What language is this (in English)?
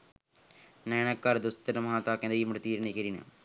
Sinhala